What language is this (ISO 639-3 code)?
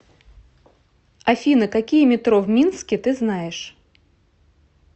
rus